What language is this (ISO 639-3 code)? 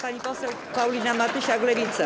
pol